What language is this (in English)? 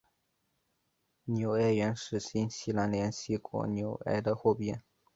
Chinese